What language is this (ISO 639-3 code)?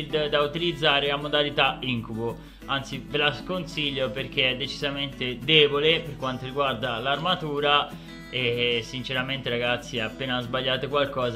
ita